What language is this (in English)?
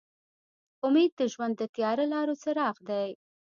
Pashto